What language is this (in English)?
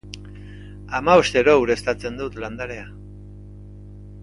Basque